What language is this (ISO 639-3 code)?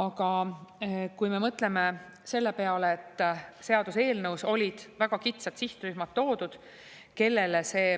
est